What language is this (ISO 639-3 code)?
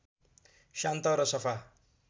nep